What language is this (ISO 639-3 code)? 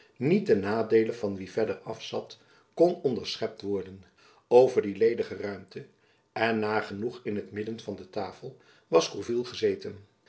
nld